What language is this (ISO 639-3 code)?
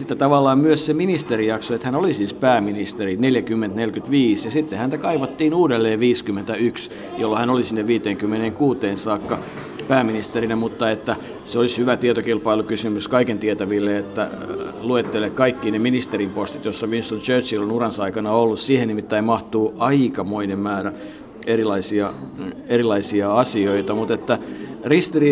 fin